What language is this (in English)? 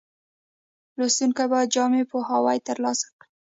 Pashto